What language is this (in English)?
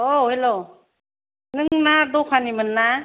Bodo